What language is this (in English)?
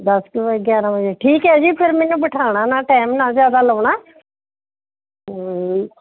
Punjabi